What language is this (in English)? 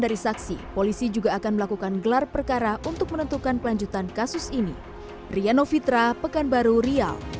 Indonesian